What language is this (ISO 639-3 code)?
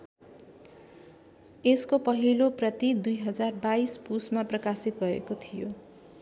nep